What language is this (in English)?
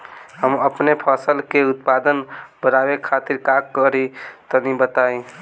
Bhojpuri